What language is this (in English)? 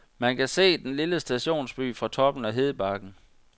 Danish